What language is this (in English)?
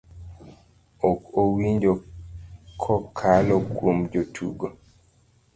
Luo (Kenya and Tanzania)